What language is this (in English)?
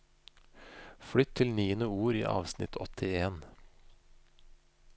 Norwegian